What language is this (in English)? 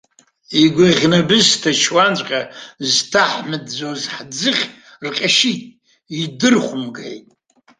Abkhazian